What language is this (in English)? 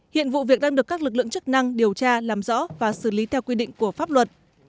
Vietnamese